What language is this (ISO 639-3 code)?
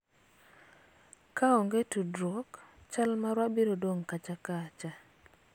luo